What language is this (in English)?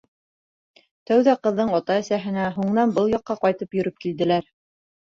Bashkir